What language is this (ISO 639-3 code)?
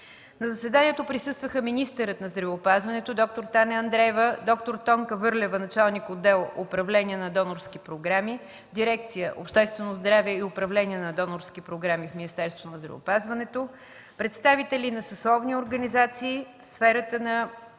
bul